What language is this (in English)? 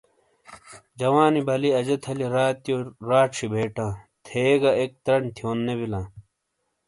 Shina